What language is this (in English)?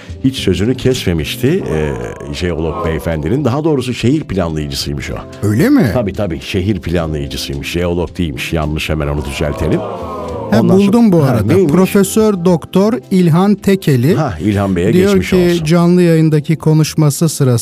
Turkish